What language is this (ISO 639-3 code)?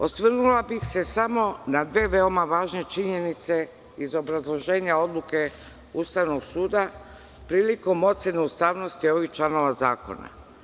srp